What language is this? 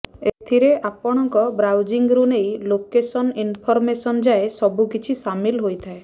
Odia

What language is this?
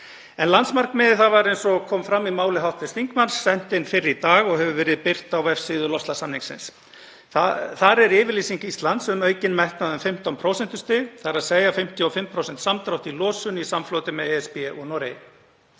Icelandic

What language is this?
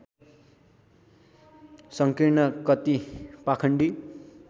Nepali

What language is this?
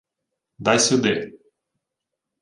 Ukrainian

